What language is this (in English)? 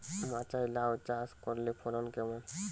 Bangla